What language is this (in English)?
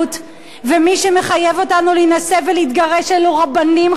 Hebrew